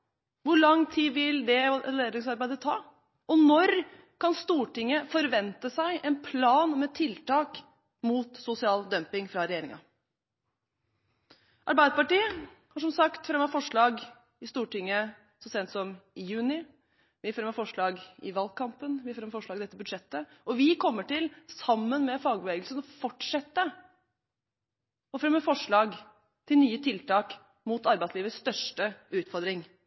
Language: Norwegian Bokmål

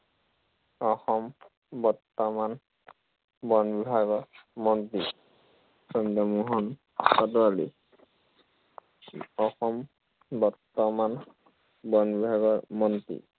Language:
Assamese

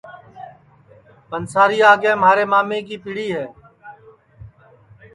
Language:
Sansi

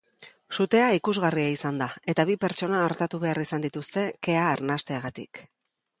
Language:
Basque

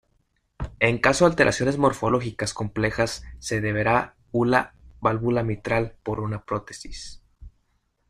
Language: Spanish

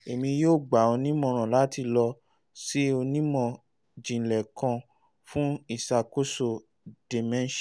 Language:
Yoruba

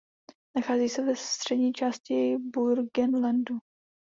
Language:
Czech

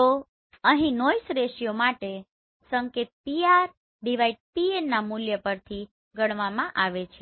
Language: Gujarati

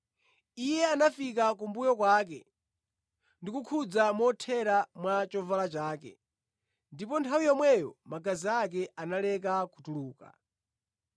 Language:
Nyanja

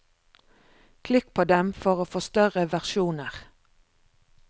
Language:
Norwegian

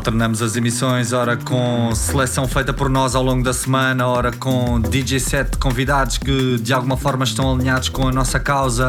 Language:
Portuguese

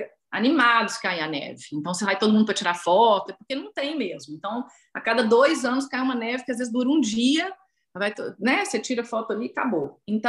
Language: Portuguese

